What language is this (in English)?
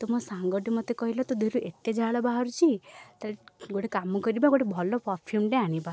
Odia